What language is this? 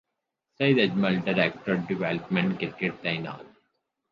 Urdu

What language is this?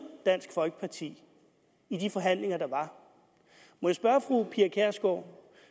Danish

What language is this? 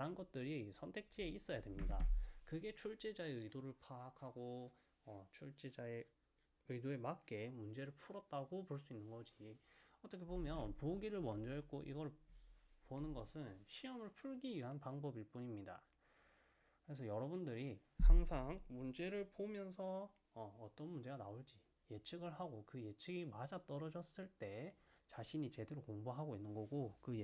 Korean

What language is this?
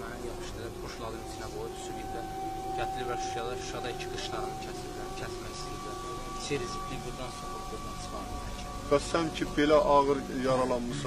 Turkish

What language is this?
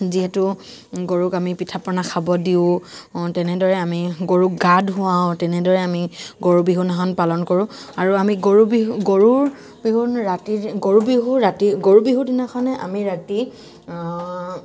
Assamese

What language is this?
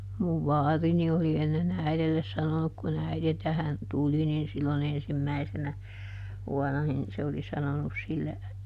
Finnish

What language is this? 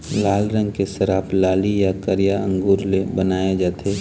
Chhattisgarhi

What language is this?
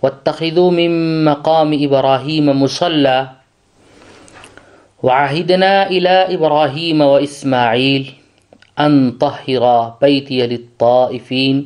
Urdu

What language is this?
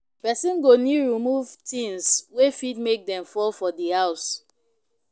Nigerian Pidgin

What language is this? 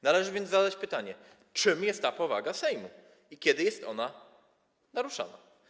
Polish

